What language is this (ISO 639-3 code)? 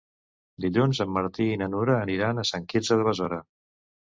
cat